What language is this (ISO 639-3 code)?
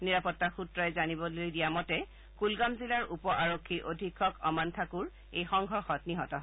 asm